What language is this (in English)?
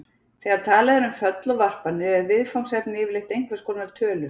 Icelandic